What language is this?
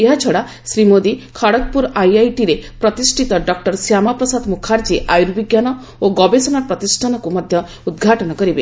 Odia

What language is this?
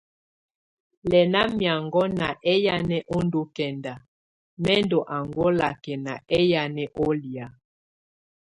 Tunen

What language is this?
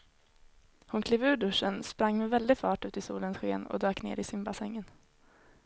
Swedish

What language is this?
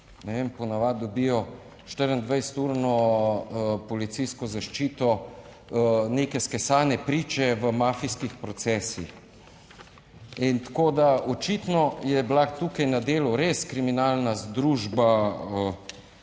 Slovenian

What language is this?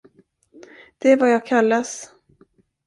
Swedish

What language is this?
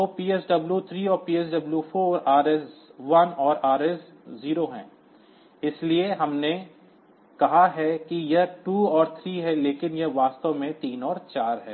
Hindi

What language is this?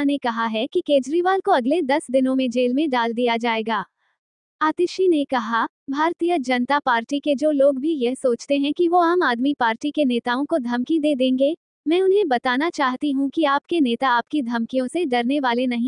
Hindi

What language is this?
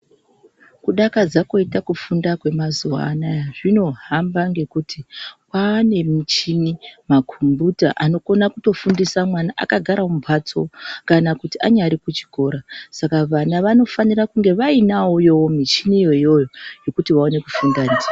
Ndau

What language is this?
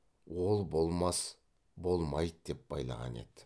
Kazakh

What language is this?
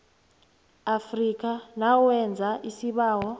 South Ndebele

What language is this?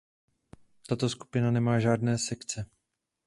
Czech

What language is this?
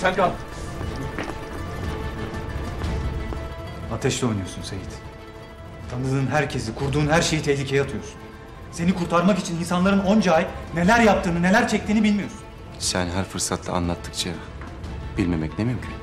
Turkish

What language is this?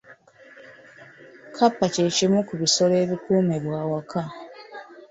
Ganda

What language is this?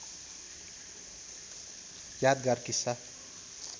Nepali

